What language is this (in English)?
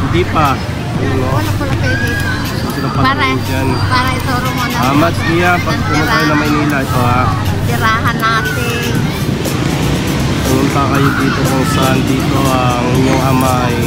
Filipino